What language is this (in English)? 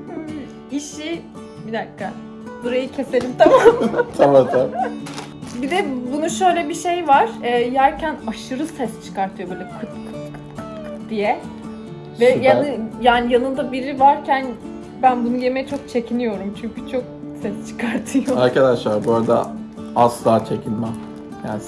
Turkish